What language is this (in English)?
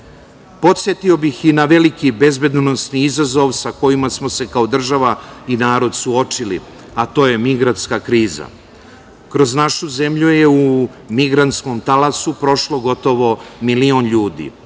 Serbian